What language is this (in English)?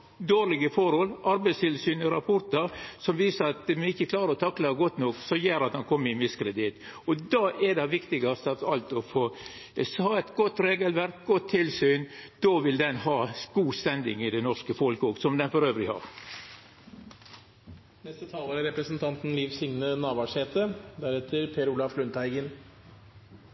Norwegian